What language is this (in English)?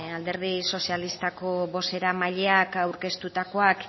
Basque